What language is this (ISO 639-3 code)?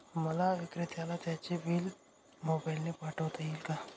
mar